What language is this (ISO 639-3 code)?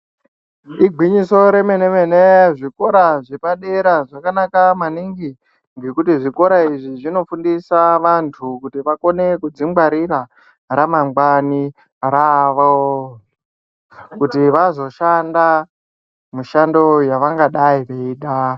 ndc